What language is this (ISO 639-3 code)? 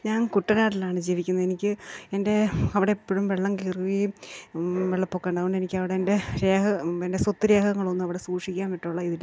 mal